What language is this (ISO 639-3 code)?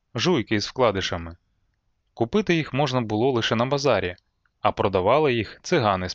ukr